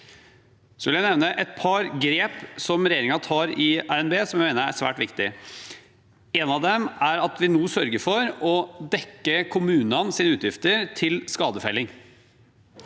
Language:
Norwegian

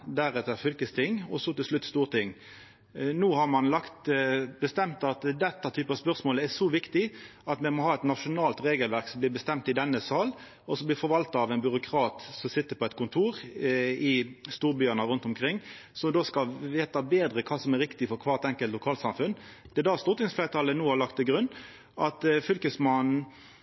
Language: Norwegian Nynorsk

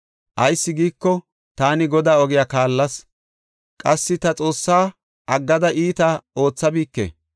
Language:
Gofa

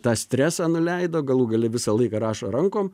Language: Lithuanian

